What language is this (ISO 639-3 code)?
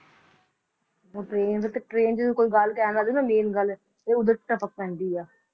pan